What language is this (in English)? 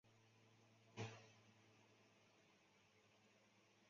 Chinese